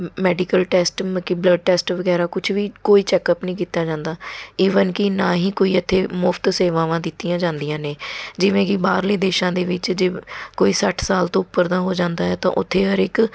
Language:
Punjabi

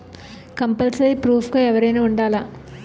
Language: Telugu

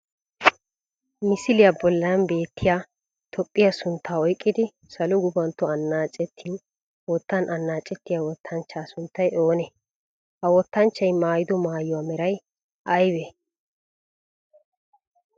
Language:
Wolaytta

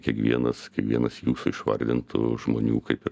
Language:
Lithuanian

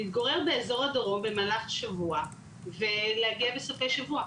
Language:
Hebrew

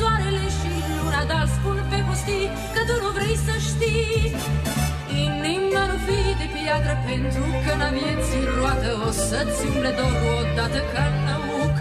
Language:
Romanian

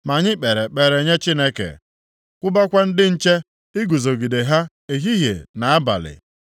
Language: Igbo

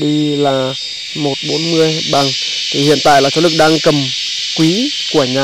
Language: Vietnamese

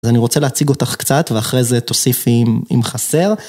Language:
Hebrew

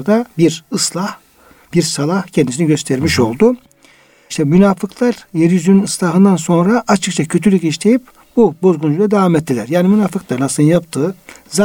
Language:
Turkish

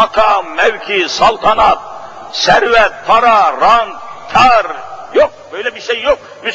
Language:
Turkish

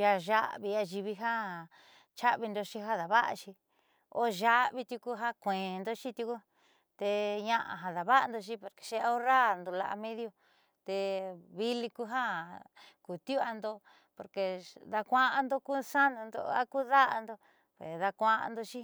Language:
Southeastern Nochixtlán Mixtec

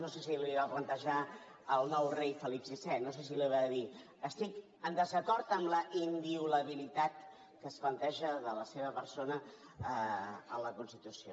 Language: Catalan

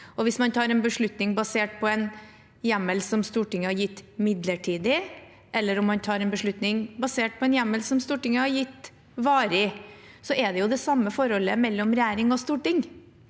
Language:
Norwegian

